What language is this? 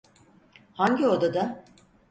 Turkish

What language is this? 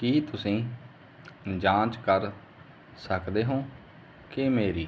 Punjabi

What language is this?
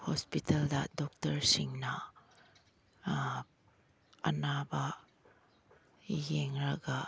Manipuri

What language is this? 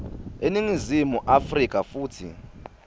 Swati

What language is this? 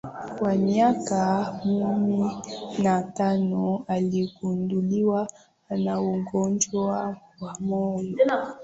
Swahili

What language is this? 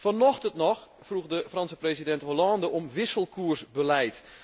Dutch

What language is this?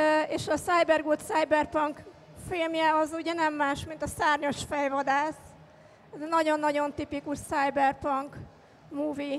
Hungarian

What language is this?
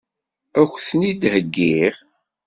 Kabyle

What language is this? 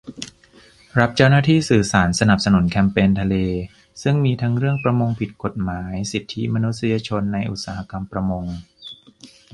Thai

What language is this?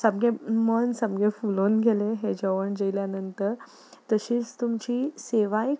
Konkani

